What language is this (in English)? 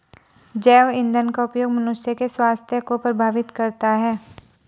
Hindi